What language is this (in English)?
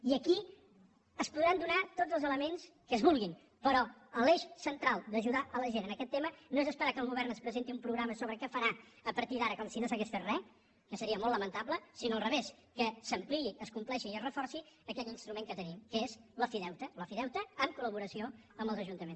Catalan